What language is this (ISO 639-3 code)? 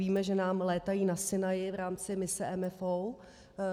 ces